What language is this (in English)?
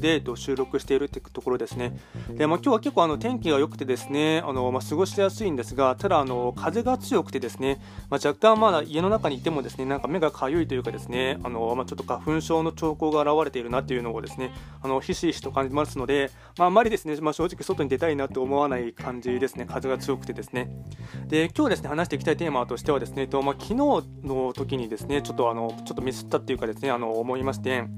Japanese